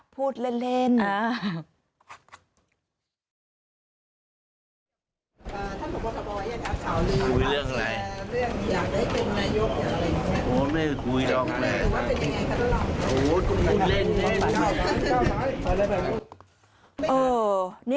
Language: Thai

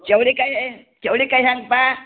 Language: Kannada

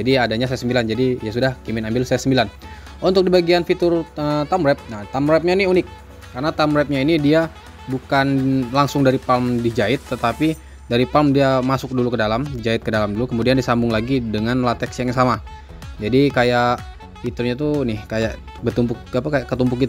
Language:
Indonesian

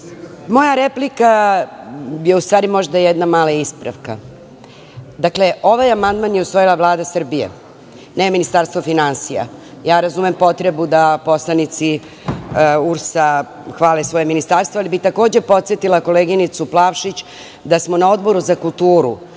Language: Serbian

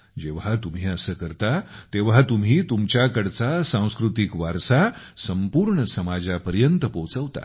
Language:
Marathi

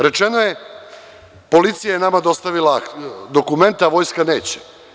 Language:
Serbian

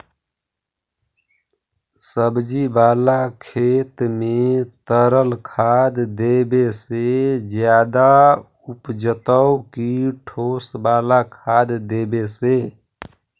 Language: Magahi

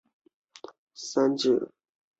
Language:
Chinese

